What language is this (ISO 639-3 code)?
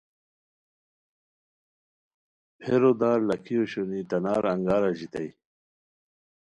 khw